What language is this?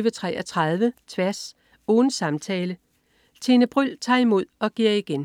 Danish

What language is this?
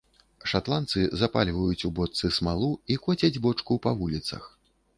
Belarusian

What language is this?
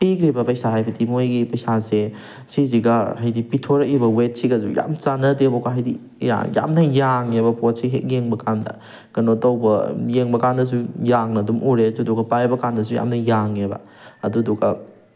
Manipuri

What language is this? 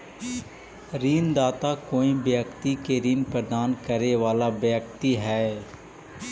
Magahi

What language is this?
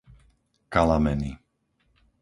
Slovak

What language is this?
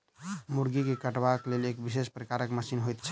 Maithili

